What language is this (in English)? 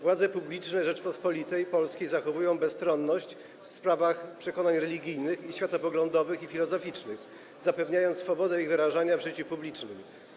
Polish